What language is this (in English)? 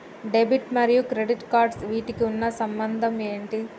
Telugu